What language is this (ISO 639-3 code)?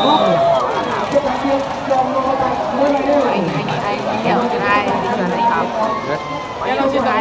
vie